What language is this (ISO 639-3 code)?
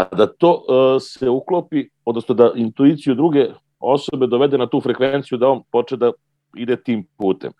hrv